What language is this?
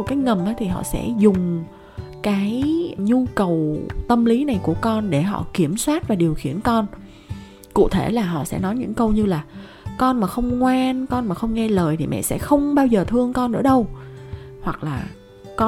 Vietnamese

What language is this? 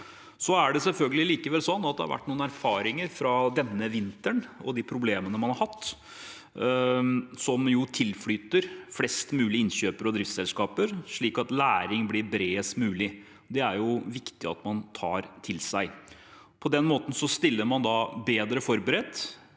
Norwegian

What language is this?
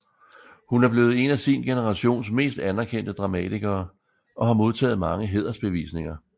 Danish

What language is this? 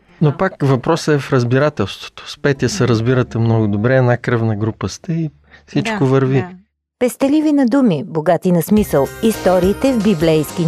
Bulgarian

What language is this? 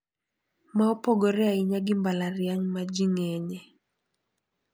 Luo (Kenya and Tanzania)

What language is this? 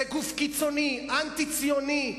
Hebrew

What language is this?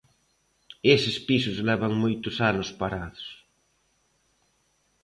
Galician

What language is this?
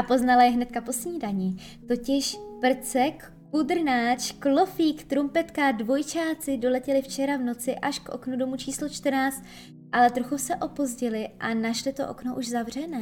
Czech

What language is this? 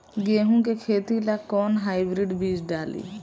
Bhojpuri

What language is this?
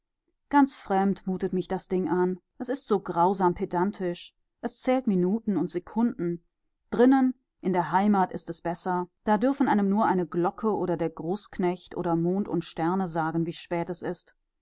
German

